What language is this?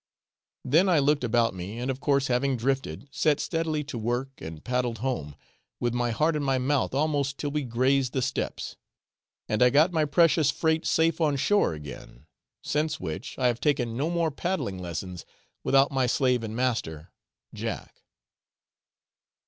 English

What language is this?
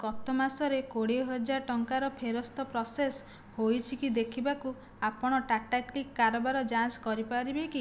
Odia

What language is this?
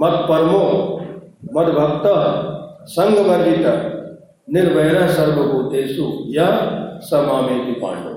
Hindi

